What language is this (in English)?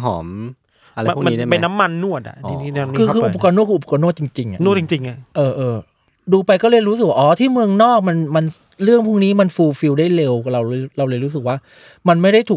Thai